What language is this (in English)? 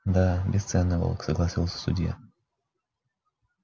Russian